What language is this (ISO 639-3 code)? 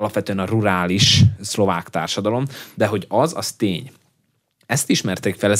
hun